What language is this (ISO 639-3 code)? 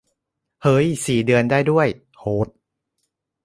tha